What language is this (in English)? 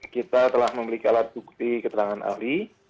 Indonesian